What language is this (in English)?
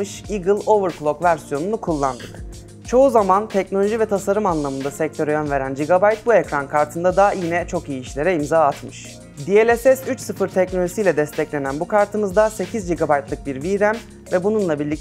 Turkish